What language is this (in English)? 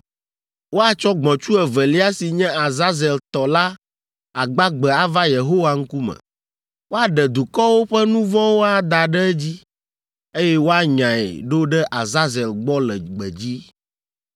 Ewe